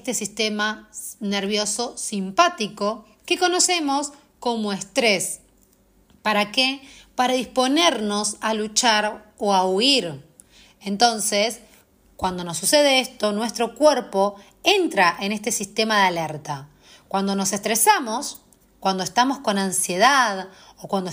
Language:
Spanish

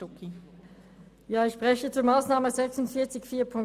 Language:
Swiss German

